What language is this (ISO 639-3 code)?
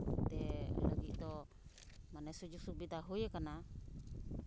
sat